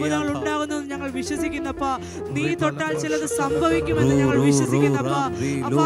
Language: Malayalam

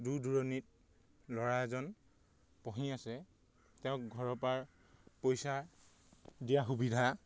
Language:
Assamese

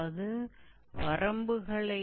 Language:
Hindi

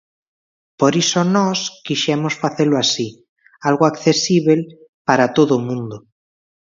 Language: Galician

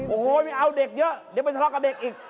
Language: Thai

